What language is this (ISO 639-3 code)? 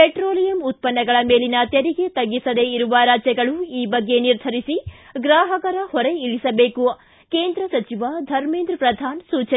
kan